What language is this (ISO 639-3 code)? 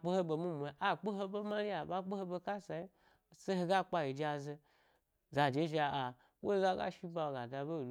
gby